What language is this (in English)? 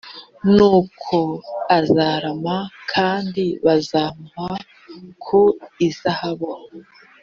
Kinyarwanda